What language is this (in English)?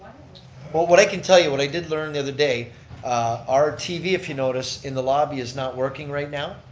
English